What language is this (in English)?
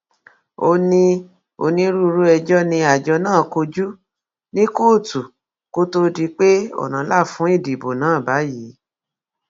Yoruba